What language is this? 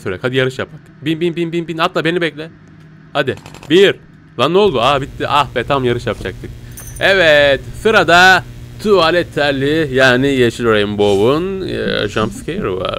Turkish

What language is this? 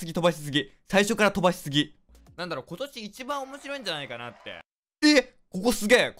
Japanese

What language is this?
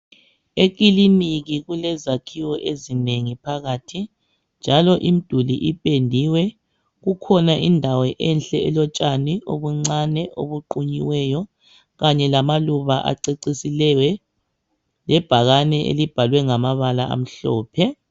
North Ndebele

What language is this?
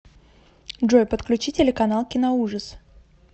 Russian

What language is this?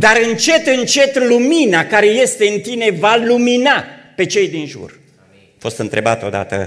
Romanian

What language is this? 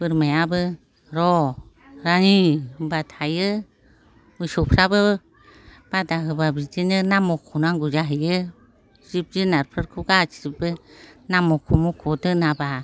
Bodo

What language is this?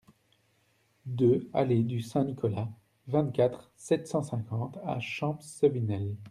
French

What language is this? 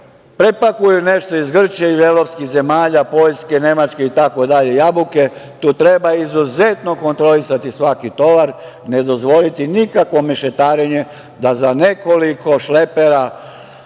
Serbian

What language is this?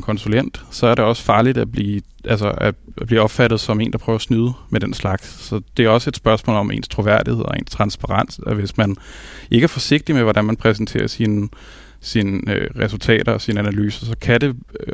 Danish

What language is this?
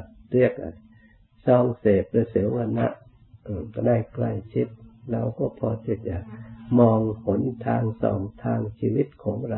Thai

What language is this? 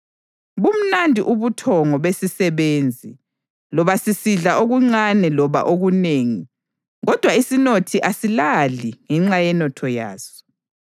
North Ndebele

